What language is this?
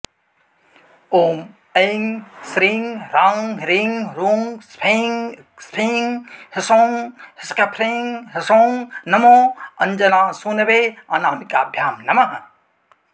Sanskrit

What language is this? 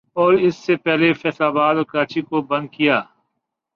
Urdu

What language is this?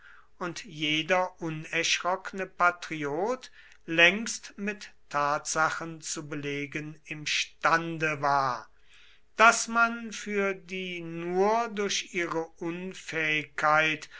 German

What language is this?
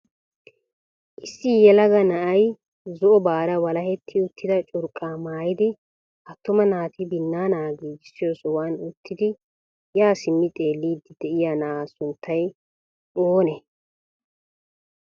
Wolaytta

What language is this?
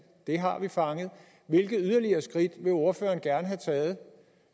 Danish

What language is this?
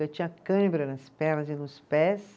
Portuguese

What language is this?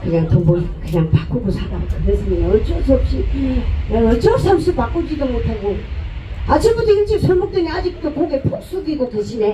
Korean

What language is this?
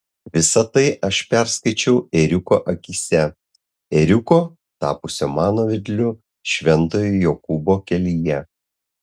Lithuanian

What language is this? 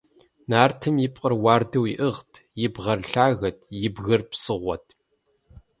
Kabardian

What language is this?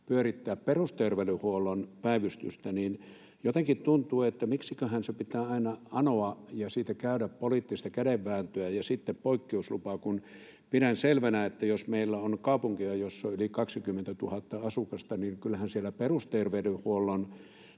Finnish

